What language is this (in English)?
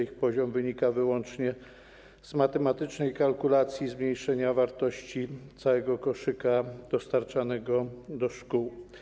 Polish